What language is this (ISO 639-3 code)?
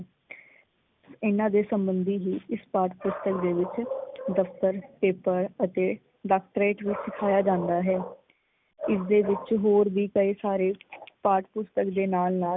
pan